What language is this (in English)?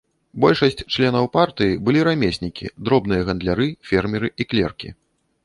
Belarusian